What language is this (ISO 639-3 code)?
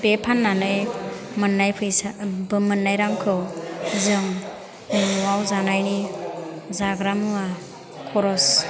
brx